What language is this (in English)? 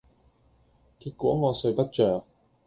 Cantonese